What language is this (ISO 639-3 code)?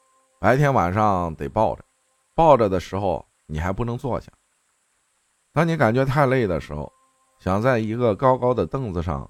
zho